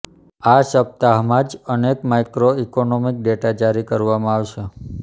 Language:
Gujarati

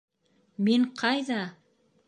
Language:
Bashkir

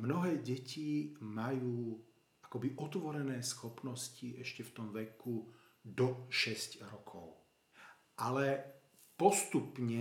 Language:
Slovak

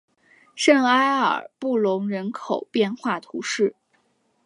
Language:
Chinese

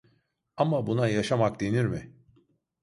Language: Turkish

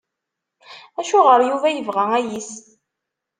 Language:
Kabyle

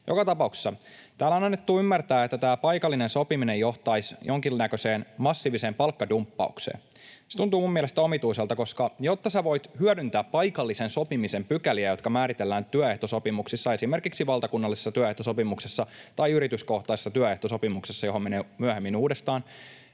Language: Finnish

